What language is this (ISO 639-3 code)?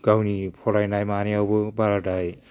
brx